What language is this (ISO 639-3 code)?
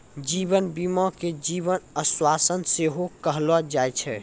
mai